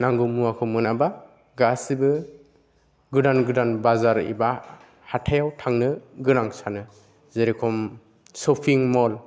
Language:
Bodo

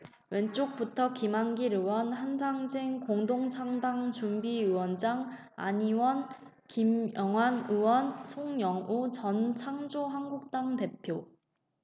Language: Korean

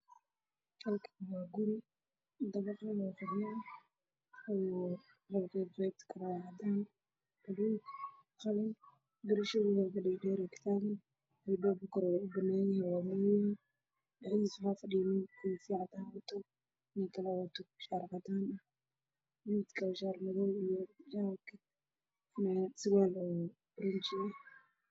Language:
Somali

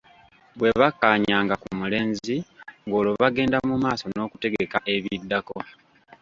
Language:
Ganda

